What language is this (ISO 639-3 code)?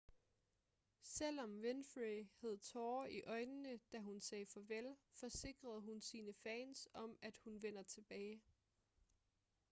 dan